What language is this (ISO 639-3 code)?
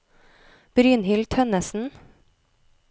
nor